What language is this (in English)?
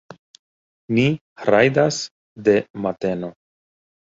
Esperanto